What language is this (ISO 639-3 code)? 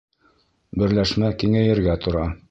bak